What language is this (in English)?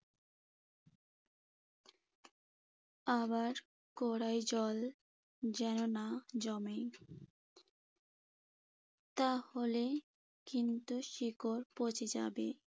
Bangla